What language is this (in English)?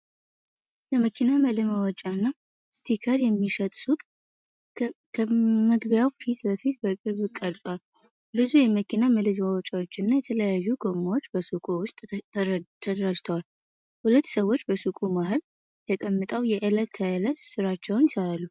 Amharic